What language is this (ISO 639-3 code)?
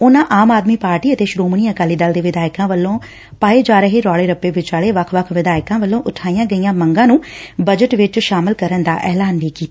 pan